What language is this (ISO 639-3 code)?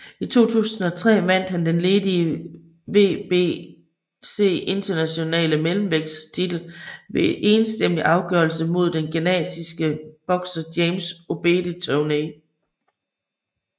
dan